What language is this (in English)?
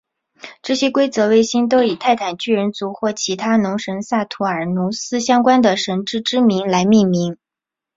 Chinese